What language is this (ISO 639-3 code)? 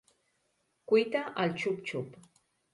cat